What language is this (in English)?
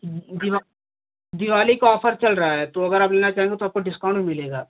Hindi